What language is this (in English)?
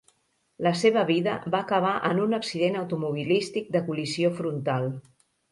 Catalan